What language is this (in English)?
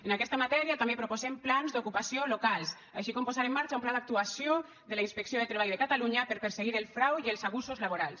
Catalan